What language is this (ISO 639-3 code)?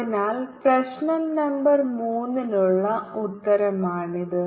mal